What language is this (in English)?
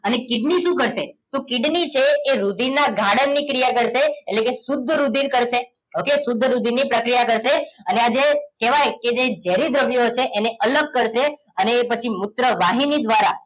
Gujarati